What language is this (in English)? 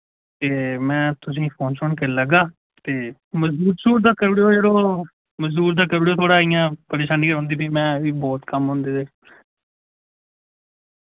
Dogri